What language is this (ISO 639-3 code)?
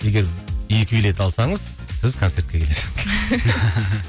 kaz